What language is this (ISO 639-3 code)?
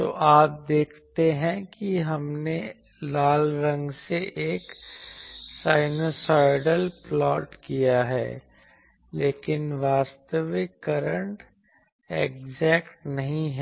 hin